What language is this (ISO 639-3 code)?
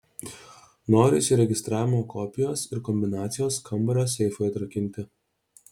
lit